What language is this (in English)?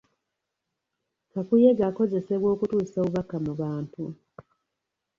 Ganda